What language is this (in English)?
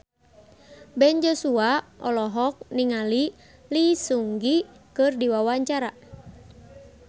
Sundanese